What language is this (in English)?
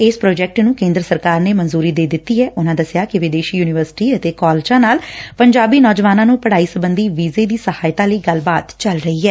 Punjabi